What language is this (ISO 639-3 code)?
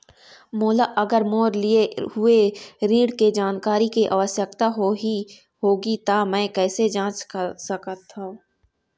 hne